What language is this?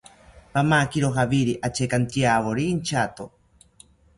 South Ucayali Ashéninka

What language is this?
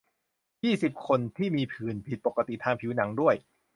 Thai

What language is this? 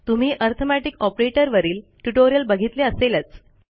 Marathi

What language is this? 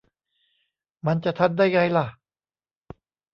Thai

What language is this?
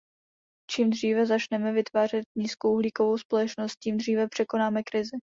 Czech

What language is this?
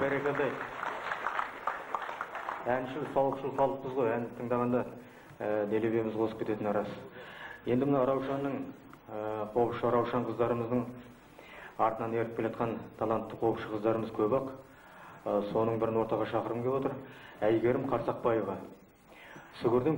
Turkish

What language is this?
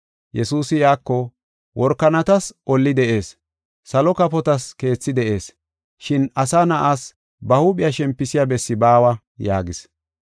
Gofa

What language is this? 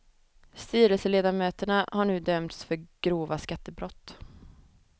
Swedish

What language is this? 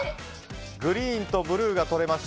Japanese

